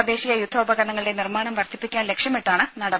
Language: Malayalam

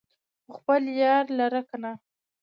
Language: Pashto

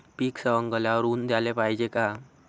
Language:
Marathi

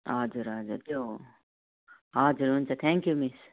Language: Nepali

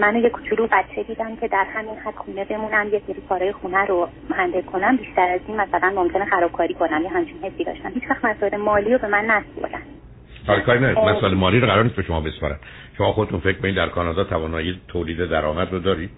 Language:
Persian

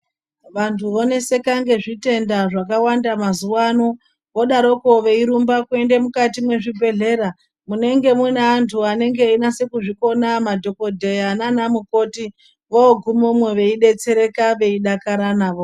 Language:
Ndau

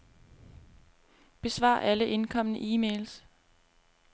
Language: Danish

